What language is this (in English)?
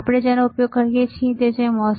Gujarati